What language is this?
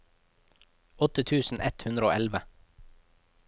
Norwegian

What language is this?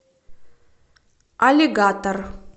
Russian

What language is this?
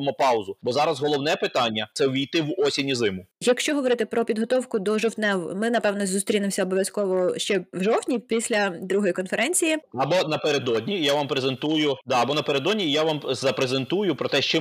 Ukrainian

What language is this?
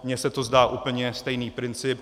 Czech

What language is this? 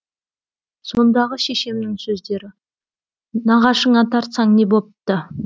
Kazakh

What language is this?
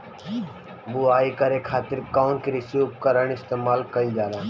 Bhojpuri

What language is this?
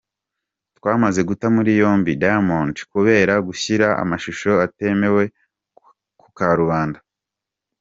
Kinyarwanda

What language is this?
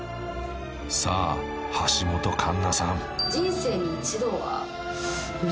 Japanese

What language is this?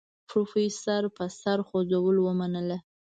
Pashto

